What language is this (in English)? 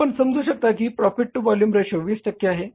Marathi